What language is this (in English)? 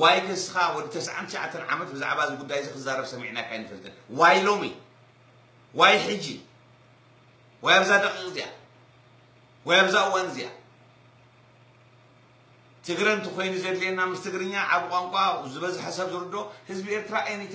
Arabic